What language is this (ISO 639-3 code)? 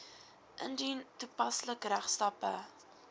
afr